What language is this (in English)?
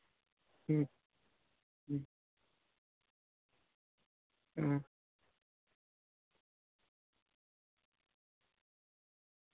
Santali